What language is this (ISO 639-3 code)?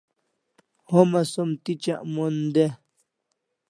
kls